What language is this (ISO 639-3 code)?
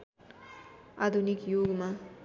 nep